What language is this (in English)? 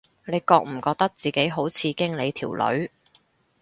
Cantonese